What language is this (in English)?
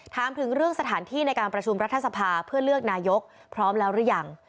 Thai